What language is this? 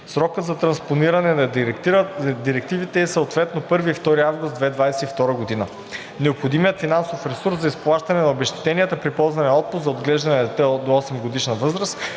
Bulgarian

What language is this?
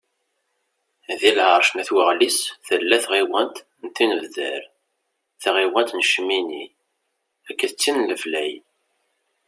Kabyle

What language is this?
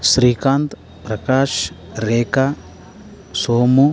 Kannada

